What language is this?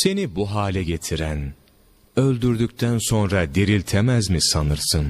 Turkish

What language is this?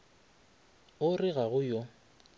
Northern Sotho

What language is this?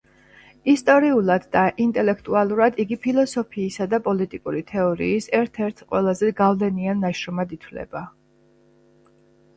Georgian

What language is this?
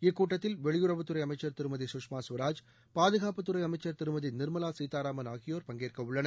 Tamil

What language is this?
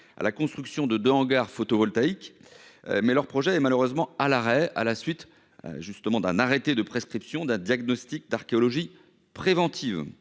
French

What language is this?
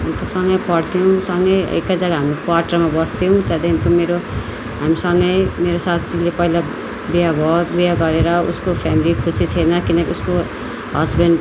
Nepali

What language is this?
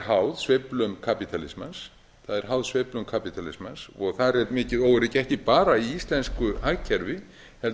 Icelandic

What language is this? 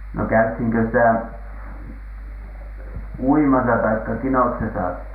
Finnish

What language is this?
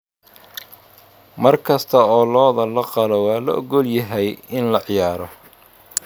Somali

